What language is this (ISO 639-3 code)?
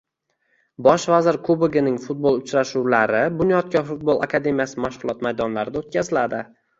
uzb